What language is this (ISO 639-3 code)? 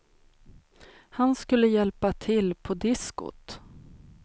swe